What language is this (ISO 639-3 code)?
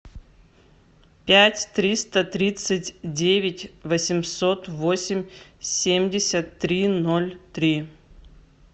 rus